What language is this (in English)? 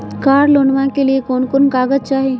Magahi